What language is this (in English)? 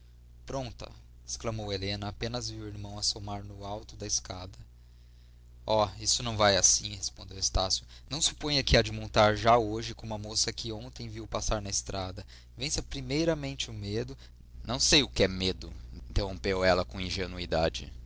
Portuguese